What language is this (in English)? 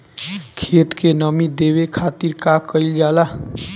Bhojpuri